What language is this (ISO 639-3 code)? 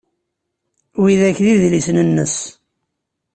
kab